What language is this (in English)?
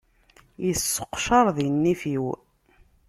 Kabyle